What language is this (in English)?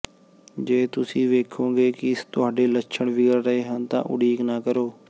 Punjabi